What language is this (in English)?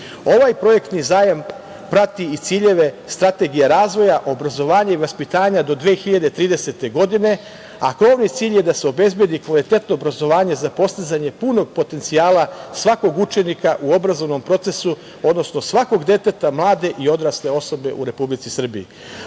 Serbian